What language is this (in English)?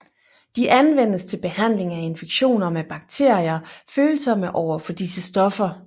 Danish